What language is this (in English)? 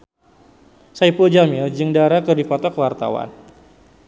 Sundanese